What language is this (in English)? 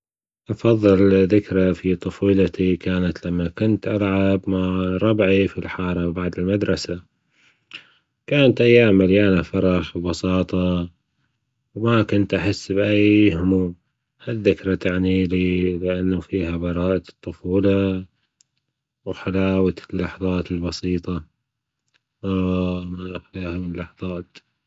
Gulf Arabic